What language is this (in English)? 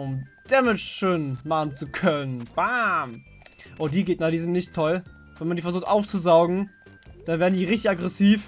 German